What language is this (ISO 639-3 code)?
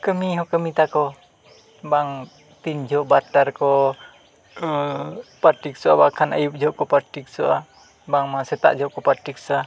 sat